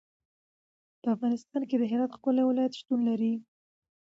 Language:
Pashto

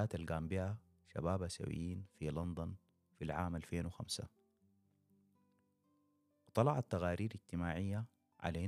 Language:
Arabic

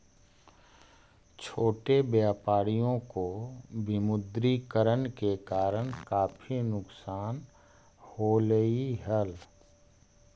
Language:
Magahi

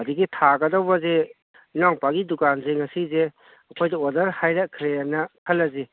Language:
Manipuri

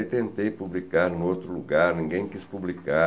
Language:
Portuguese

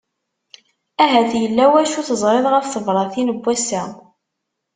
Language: Kabyle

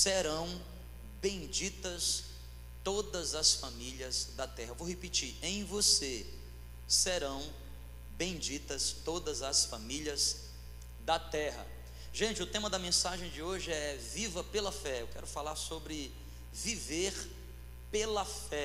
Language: Portuguese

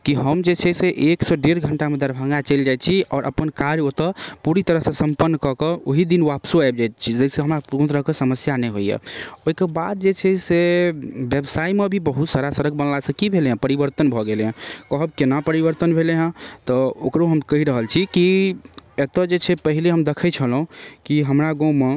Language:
Maithili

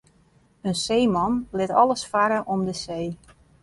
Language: Western Frisian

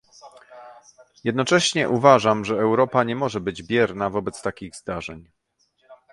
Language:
Polish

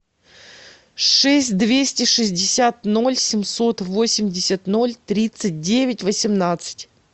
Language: Russian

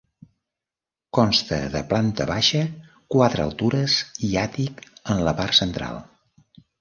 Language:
Catalan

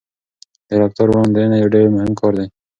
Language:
Pashto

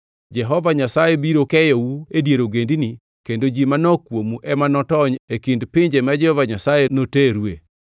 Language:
Luo (Kenya and Tanzania)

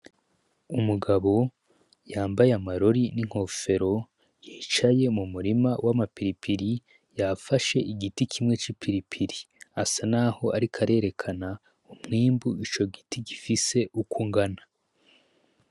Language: Rundi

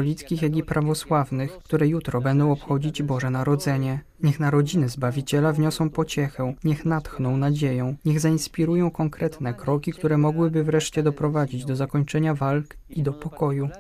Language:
Polish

